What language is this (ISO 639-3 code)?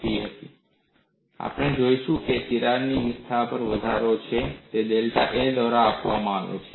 guj